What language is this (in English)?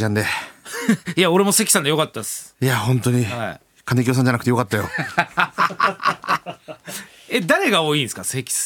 Japanese